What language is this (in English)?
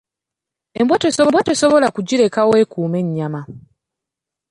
Ganda